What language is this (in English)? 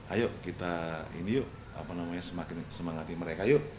Indonesian